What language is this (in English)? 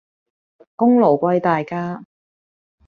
Cantonese